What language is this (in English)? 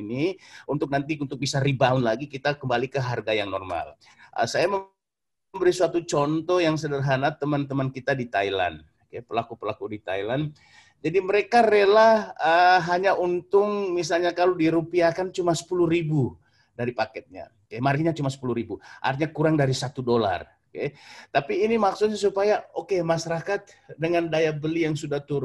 Indonesian